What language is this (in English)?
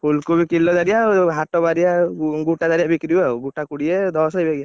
Odia